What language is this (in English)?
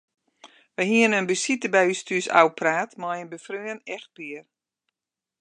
Western Frisian